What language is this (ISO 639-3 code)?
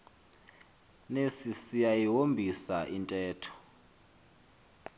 xho